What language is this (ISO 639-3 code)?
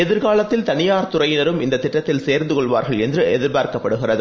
tam